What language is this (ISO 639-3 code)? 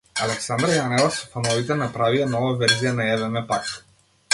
mkd